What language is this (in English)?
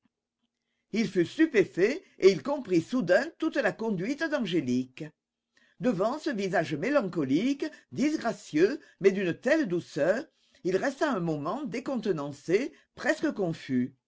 French